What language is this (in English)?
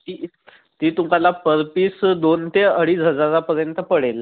Marathi